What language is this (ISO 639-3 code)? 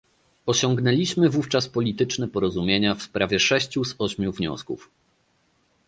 pol